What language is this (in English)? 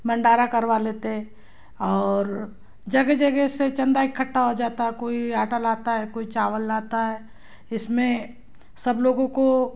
Hindi